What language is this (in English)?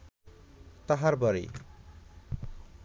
Bangla